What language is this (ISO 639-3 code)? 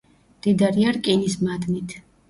kat